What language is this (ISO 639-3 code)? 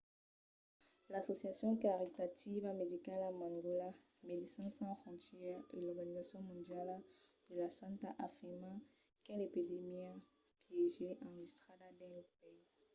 oci